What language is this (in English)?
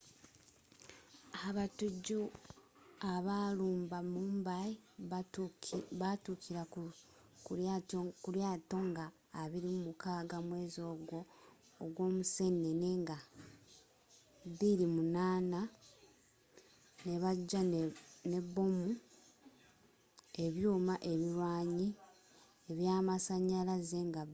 Ganda